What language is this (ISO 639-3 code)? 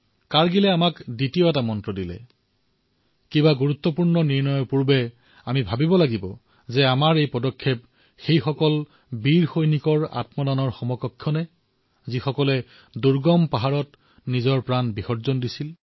asm